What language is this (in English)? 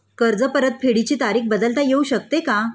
Marathi